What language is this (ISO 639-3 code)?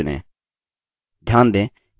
hin